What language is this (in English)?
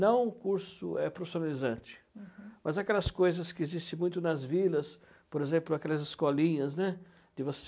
Portuguese